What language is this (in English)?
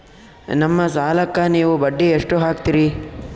Kannada